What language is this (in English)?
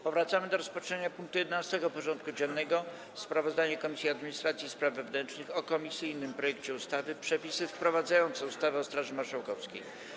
Polish